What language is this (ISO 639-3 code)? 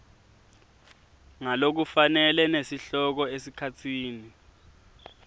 ssw